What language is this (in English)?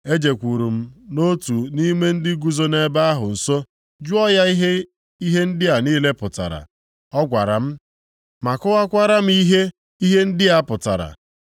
Igbo